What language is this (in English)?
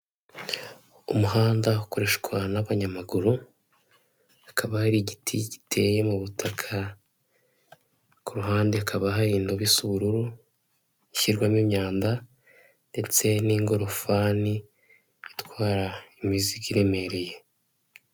Kinyarwanda